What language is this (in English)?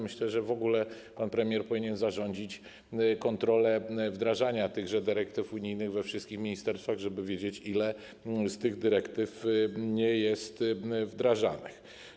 Polish